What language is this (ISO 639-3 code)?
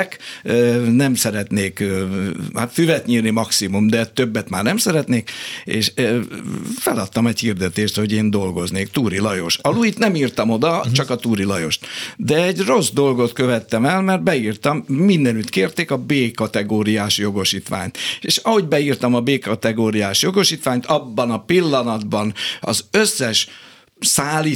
hun